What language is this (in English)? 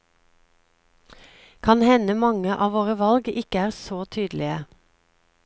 Norwegian